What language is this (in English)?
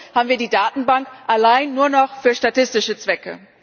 German